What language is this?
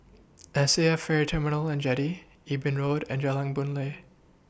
English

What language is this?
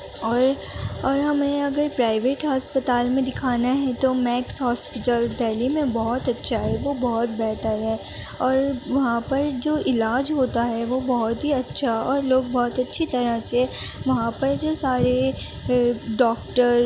Urdu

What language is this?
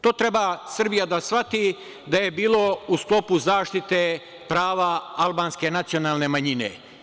Serbian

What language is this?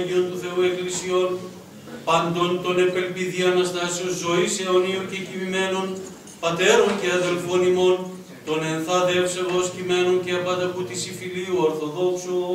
Greek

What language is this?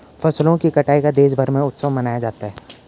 Hindi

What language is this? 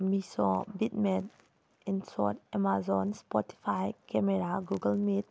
Manipuri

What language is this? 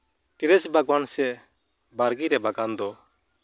Santali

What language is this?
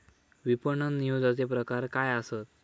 Marathi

